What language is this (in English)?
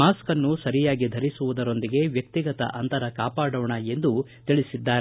Kannada